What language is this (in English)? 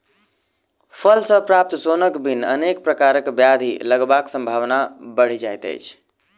Maithili